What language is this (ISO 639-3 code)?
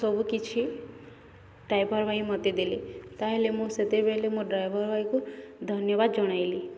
ori